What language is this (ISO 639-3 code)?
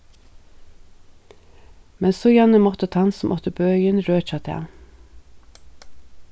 fao